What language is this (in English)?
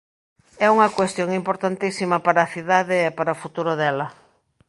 Galician